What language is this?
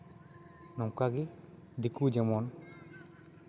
Santali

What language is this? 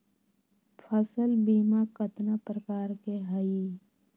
Magahi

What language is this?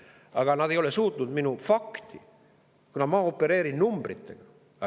Estonian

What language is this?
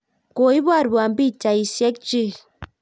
Kalenjin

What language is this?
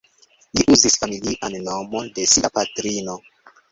Esperanto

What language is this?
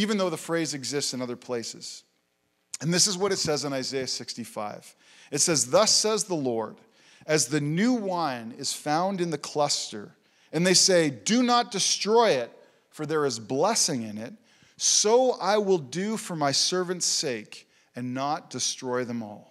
English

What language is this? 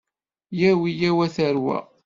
Kabyle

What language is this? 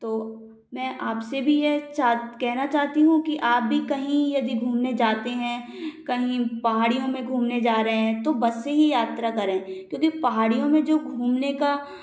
Hindi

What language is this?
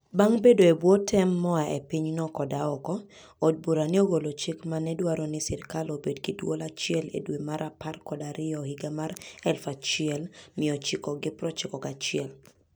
Luo (Kenya and Tanzania)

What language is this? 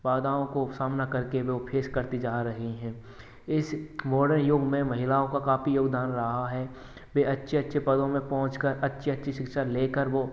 Hindi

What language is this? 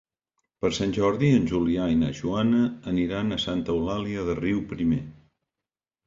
Catalan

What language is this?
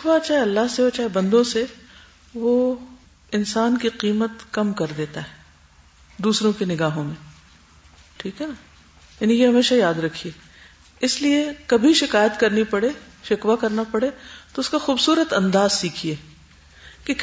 Urdu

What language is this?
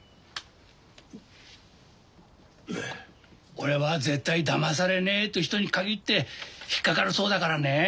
Japanese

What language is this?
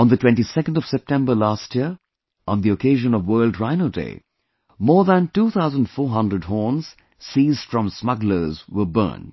English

